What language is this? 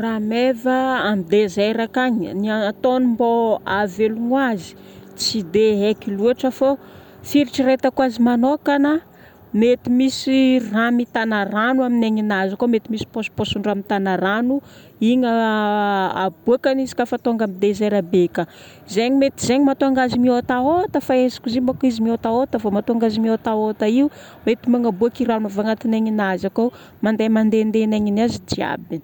Northern Betsimisaraka Malagasy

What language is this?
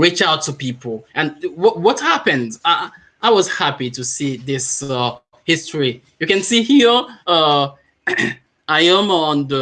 English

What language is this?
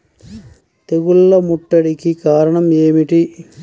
Telugu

